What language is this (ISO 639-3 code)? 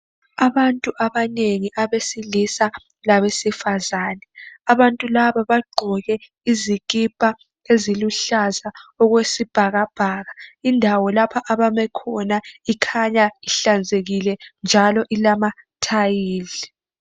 nde